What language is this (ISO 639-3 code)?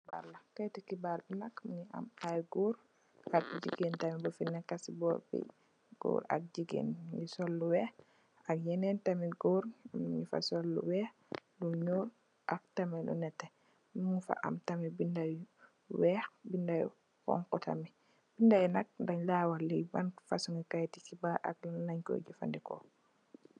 wol